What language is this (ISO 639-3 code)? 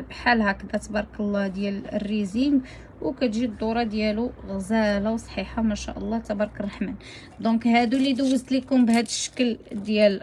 ara